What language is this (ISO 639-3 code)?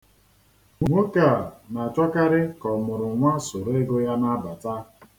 ibo